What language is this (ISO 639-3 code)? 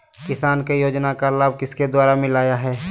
mag